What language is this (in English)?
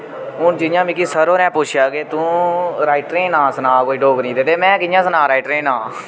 Dogri